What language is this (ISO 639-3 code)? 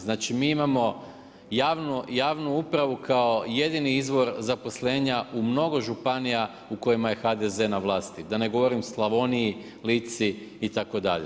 hrv